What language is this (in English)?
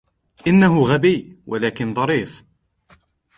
Arabic